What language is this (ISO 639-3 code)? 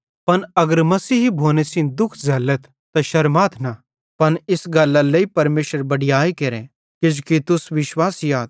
bhd